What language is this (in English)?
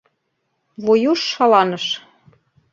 Mari